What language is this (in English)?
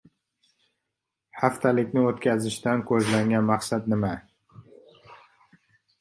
Uzbek